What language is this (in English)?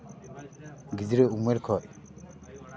Santali